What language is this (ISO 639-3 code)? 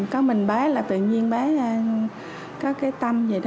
vie